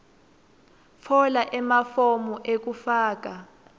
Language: Swati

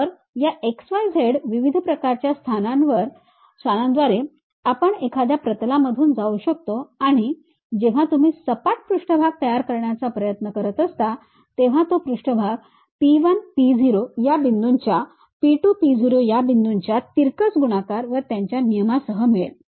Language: Marathi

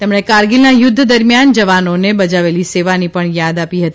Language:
Gujarati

